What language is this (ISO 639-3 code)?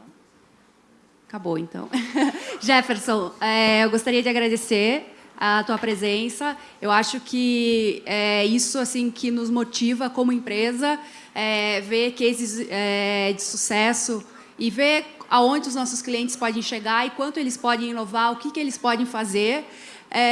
por